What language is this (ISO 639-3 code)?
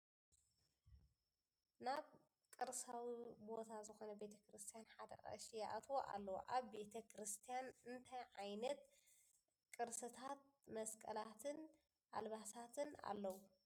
tir